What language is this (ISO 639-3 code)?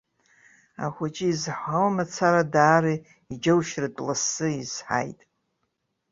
abk